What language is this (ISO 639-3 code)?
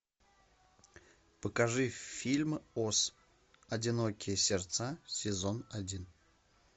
rus